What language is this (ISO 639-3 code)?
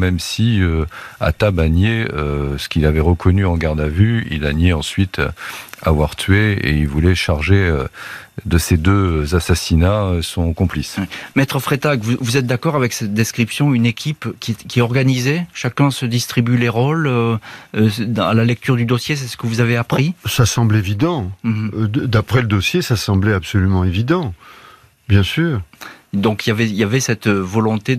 fra